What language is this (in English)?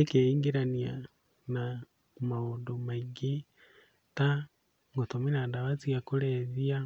Kikuyu